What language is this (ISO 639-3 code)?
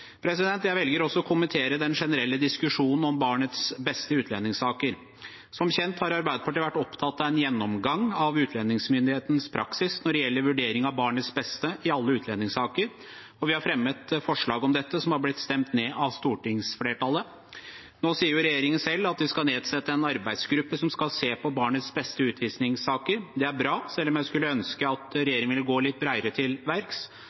nob